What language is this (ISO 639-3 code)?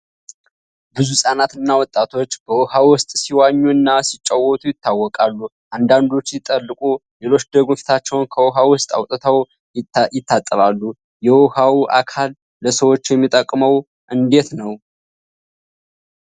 amh